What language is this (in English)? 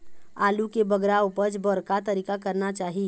Chhattisgarhi